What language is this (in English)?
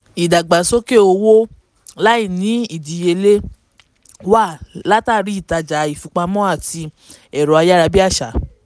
Yoruba